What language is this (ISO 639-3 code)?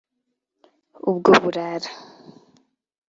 kin